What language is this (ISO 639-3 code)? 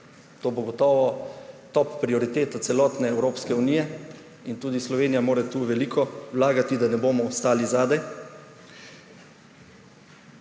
slv